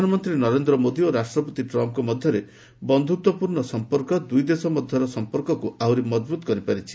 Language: Odia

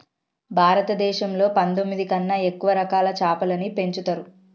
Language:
Telugu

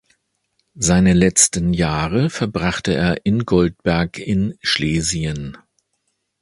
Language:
German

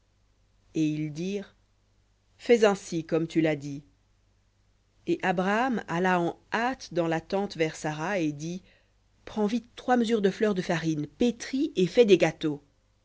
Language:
French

